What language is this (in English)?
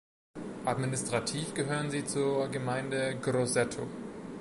German